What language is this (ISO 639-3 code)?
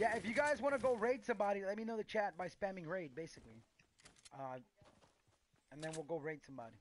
eng